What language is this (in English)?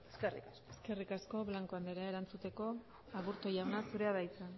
Basque